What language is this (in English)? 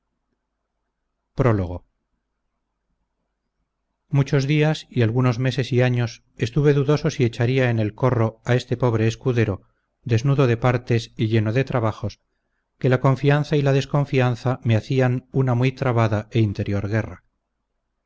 Spanish